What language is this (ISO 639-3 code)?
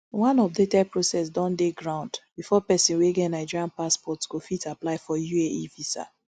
pcm